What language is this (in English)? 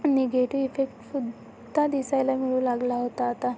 Marathi